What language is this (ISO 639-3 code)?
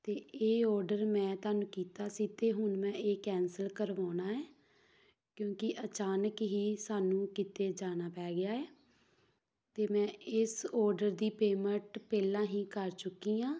pan